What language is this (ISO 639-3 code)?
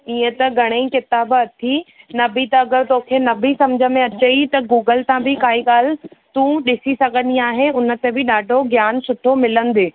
snd